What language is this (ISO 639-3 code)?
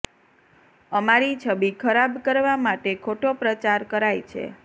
guj